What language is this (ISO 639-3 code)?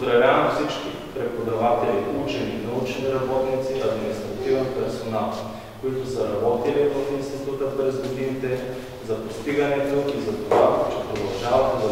bul